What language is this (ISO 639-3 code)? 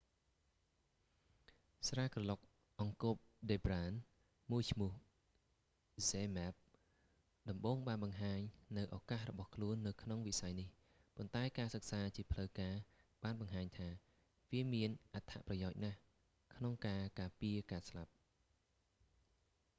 khm